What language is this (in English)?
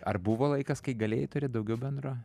Lithuanian